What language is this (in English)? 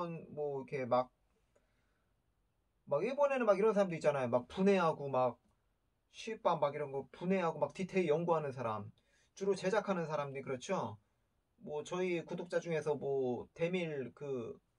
Korean